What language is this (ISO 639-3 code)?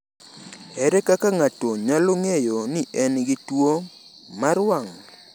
luo